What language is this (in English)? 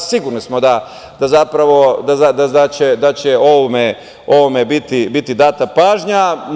Serbian